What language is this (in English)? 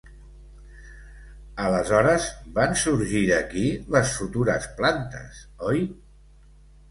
Catalan